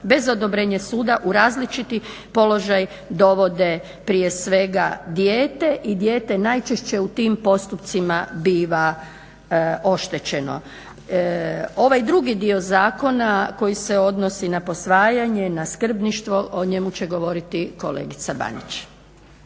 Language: Croatian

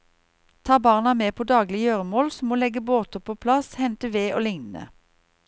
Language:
Norwegian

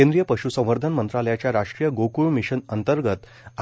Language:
Marathi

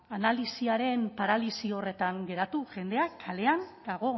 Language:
Basque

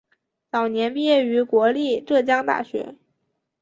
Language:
Chinese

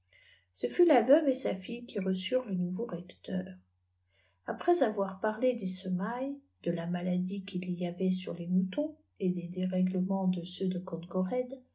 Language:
French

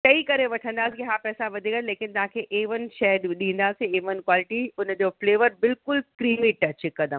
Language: Sindhi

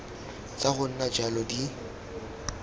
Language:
Tswana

